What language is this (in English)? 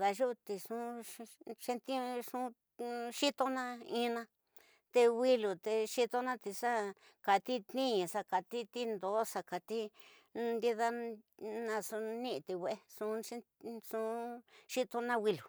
Tidaá Mixtec